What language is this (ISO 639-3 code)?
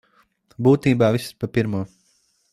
lav